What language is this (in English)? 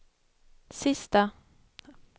Swedish